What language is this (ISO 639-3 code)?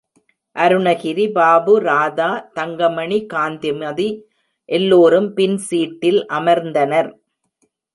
tam